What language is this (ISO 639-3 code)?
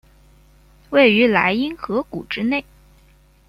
zho